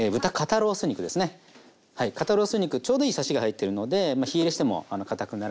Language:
Japanese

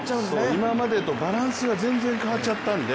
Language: Japanese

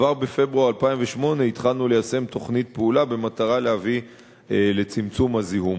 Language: Hebrew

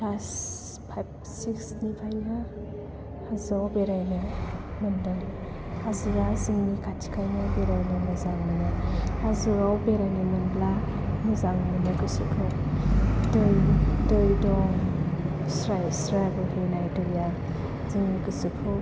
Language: Bodo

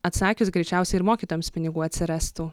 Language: Lithuanian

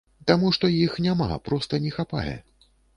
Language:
Belarusian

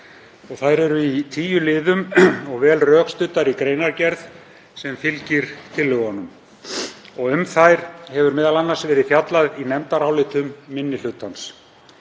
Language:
Icelandic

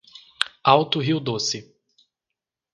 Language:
Portuguese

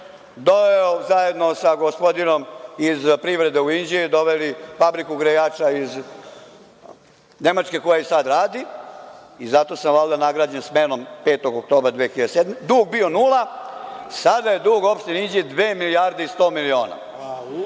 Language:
Serbian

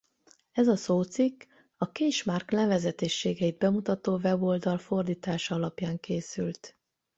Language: Hungarian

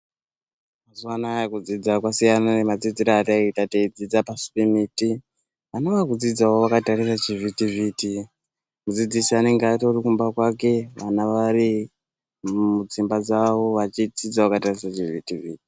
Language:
Ndau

